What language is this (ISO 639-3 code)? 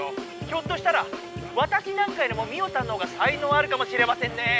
jpn